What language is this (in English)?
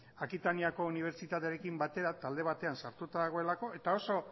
Basque